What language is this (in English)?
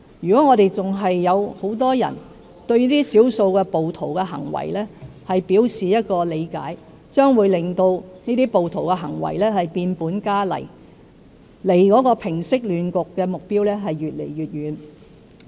Cantonese